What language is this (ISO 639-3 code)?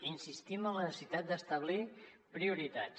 cat